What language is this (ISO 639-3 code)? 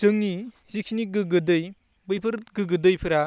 brx